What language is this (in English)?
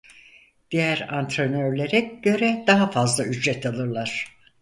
Turkish